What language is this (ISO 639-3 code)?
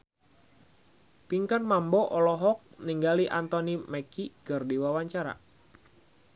sun